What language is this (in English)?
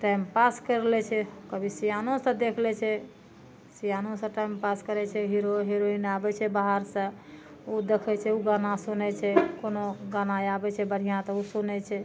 Maithili